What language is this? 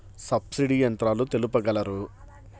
Telugu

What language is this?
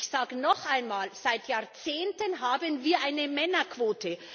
German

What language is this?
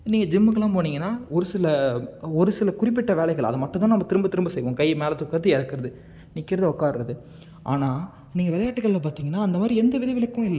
Tamil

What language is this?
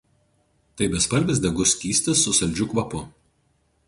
Lithuanian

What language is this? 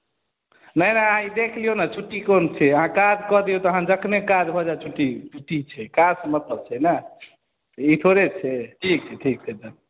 Maithili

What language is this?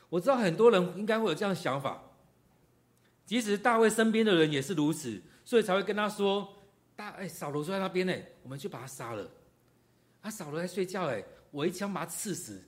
Chinese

